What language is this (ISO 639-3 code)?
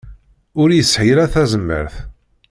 kab